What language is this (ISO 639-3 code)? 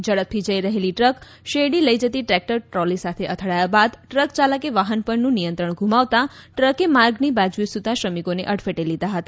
guj